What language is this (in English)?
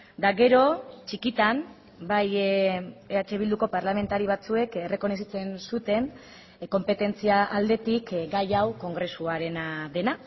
Basque